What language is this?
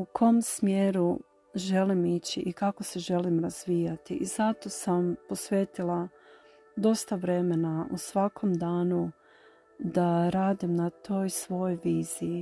Croatian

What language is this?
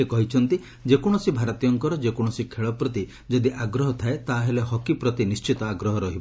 Odia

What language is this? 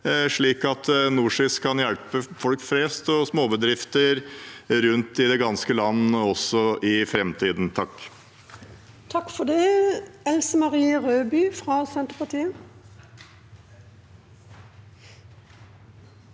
Norwegian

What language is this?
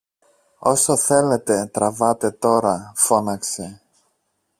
Greek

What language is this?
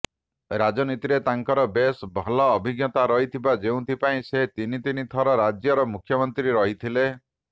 Odia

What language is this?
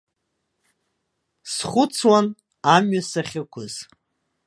Abkhazian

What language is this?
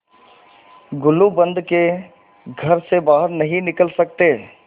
Hindi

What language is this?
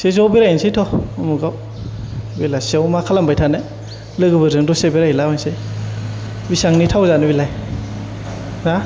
Bodo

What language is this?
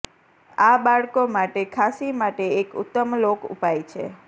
Gujarati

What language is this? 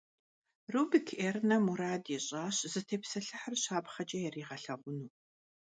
Kabardian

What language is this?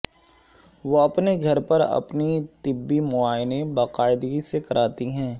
Urdu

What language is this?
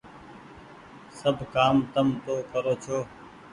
Goaria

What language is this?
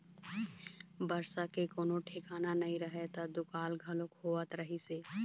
Chhattisgarhi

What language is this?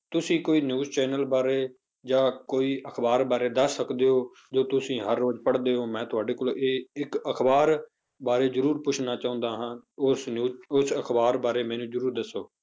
Punjabi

